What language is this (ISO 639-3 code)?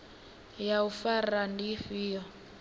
ven